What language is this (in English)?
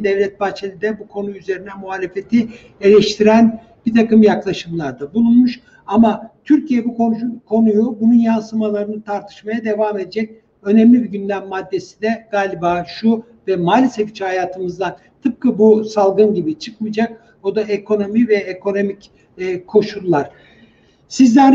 Turkish